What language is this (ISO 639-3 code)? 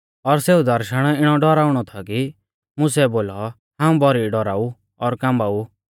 bfz